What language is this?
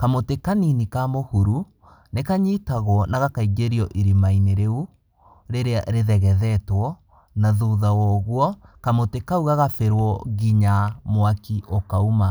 Kikuyu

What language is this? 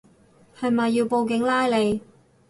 Cantonese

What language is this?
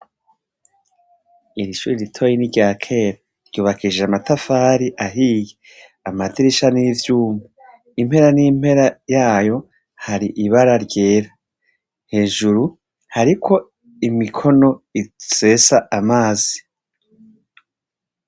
Rundi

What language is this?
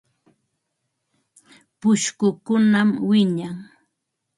Ambo-Pasco Quechua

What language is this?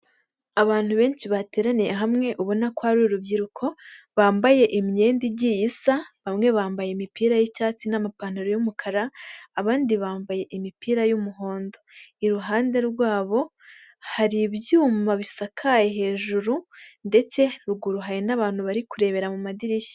Kinyarwanda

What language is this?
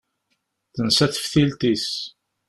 Kabyle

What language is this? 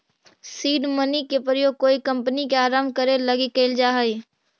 Magahi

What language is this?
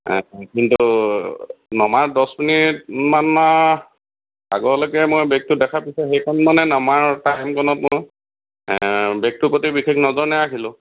Assamese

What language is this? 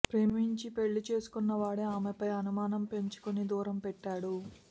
Telugu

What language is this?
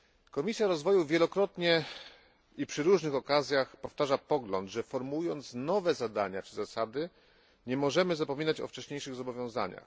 Polish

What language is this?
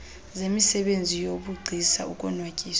Xhosa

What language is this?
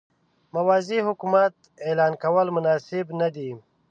Pashto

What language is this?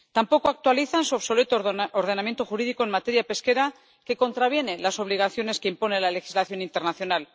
Spanish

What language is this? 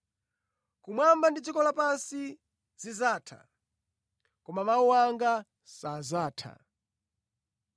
Nyanja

